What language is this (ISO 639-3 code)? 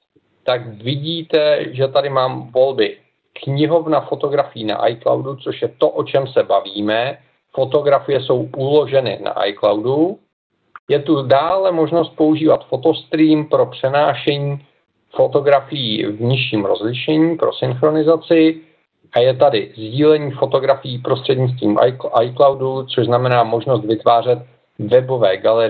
ces